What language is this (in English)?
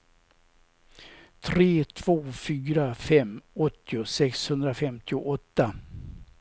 Swedish